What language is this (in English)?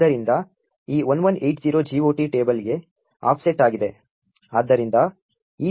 Kannada